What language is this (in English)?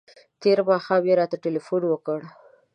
Pashto